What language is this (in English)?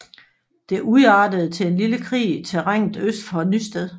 Danish